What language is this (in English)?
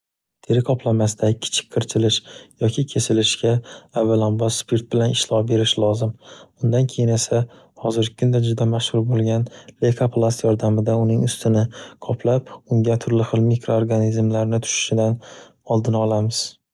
Uzbek